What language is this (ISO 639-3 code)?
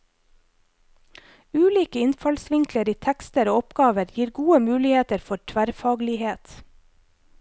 nor